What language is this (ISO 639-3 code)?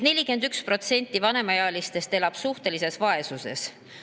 est